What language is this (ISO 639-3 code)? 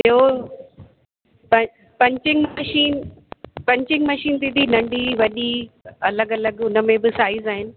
snd